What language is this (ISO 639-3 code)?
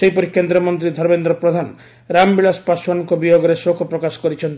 ori